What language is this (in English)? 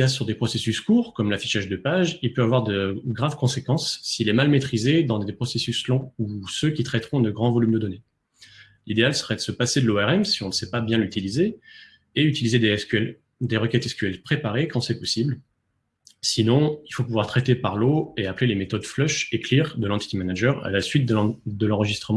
French